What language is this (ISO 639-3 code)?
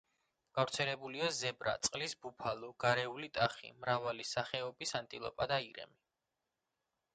kat